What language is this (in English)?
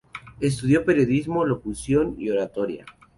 Spanish